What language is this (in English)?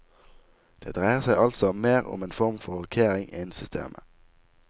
Norwegian